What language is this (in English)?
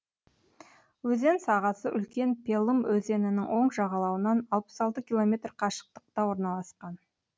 Kazakh